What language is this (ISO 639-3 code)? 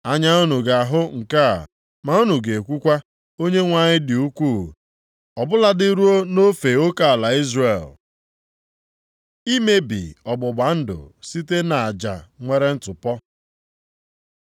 ibo